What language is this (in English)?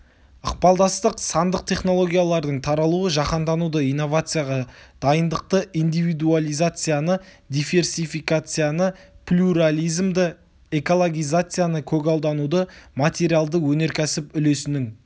Kazakh